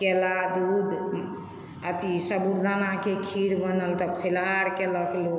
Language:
Maithili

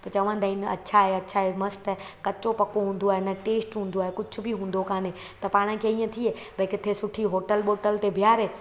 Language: Sindhi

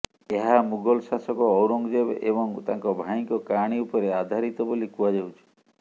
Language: Odia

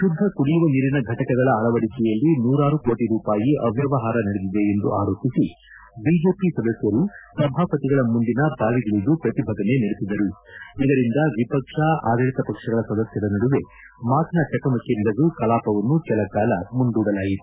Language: Kannada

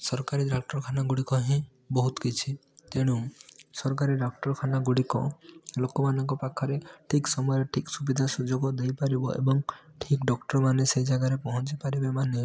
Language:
Odia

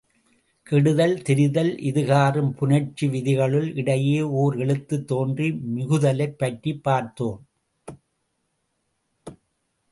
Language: Tamil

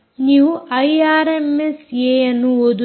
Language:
Kannada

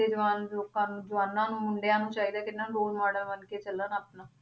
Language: Punjabi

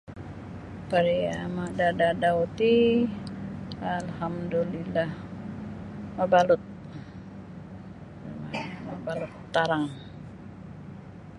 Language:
Sabah Bisaya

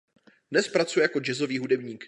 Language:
Czech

